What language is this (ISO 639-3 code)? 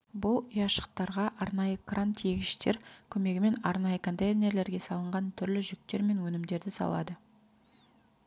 kaz